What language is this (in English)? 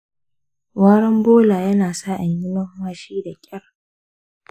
Hausa